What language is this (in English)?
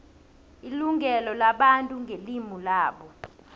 South Ndebele